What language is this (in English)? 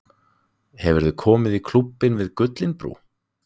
Icelandic